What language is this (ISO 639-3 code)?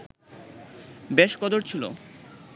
ben